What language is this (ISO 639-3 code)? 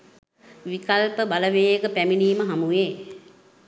sin